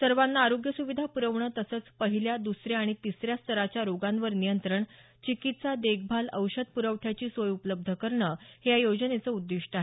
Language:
Marathi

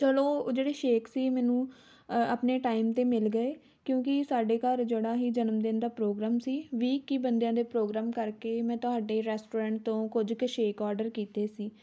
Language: Punjabi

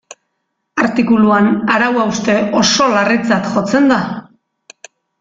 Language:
Basque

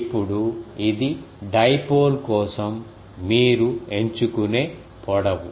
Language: Telugu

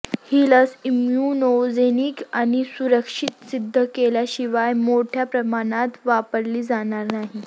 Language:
Marathi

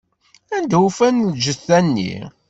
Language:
Kabyle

